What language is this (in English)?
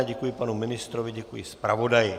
Czech